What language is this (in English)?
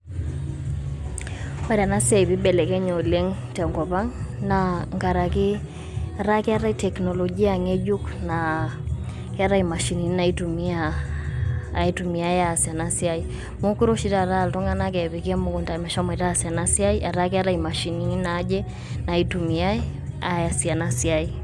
Masai